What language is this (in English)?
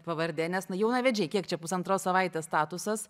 Lithuanian